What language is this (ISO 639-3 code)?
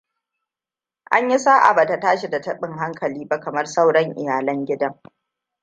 hau